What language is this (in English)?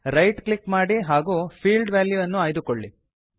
Kannada